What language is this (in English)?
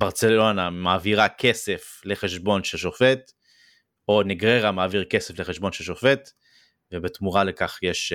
Hebrew